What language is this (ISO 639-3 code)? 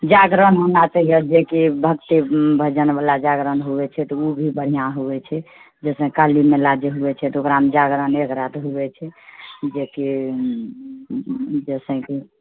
mai